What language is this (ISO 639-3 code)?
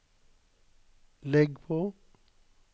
nor